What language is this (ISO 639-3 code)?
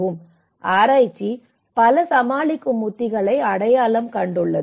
tam